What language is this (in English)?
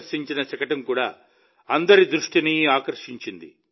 Telugu